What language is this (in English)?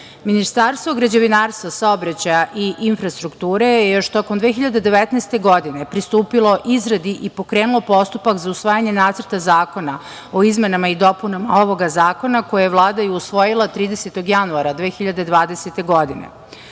Serbian